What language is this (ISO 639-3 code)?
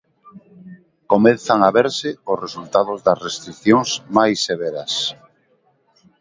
glg